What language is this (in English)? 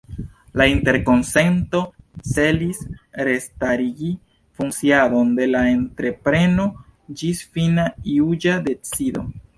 Esperanto